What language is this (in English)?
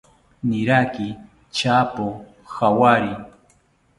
South Ucayali Ashéninka